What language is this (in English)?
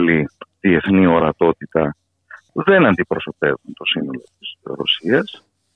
Greek